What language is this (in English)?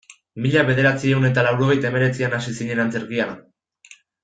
Basque